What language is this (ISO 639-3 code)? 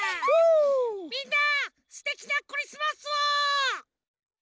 jpn